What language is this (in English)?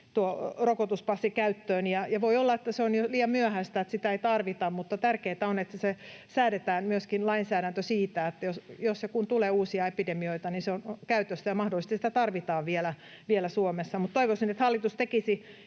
Finnish